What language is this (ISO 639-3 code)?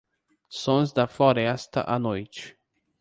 por